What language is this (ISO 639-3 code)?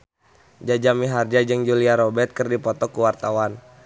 sun